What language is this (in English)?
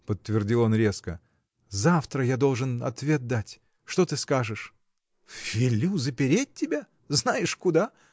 Russian